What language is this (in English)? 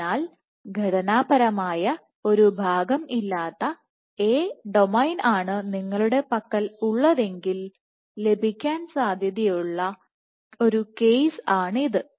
Malayalam